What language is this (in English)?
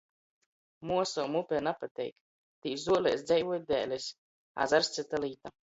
Latgalian